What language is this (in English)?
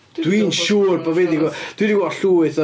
Welsh